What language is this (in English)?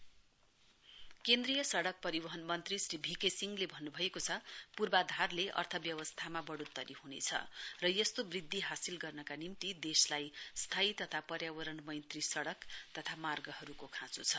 Nepali